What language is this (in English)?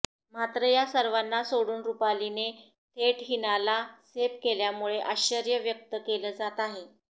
Marathi